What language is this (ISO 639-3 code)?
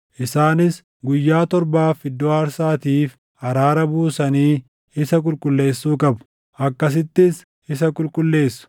orm